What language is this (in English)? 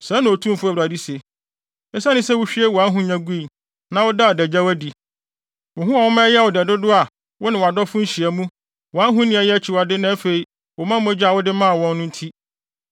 Akan